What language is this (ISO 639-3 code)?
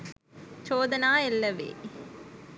sin